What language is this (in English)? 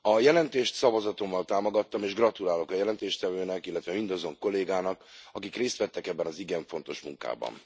Hungarian